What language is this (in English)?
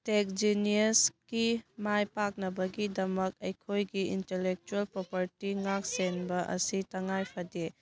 Manipuri